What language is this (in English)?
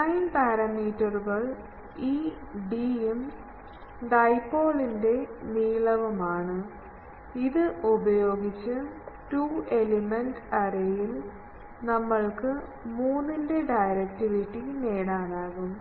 Malayalam